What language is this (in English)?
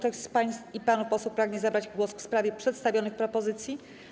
Polish